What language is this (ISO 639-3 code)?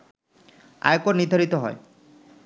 ben